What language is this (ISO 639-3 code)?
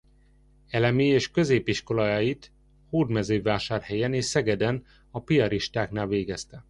hun